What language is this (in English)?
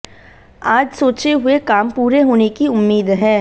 Hindi